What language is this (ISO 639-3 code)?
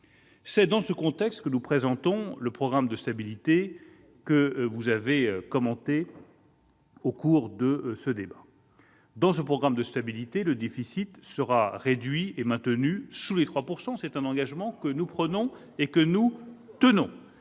fra